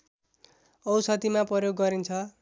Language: Nepali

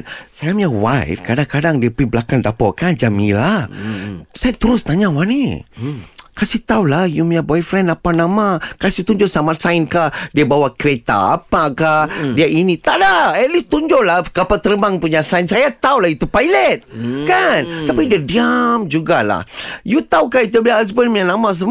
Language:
Malay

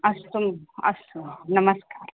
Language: Sanskrit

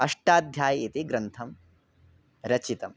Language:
Sanskrit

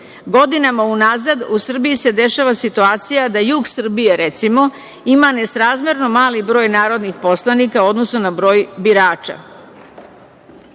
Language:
Serbian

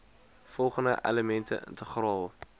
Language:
Afrikaans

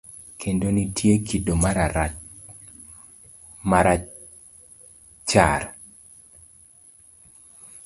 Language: Luo (Kenya and Tanzania)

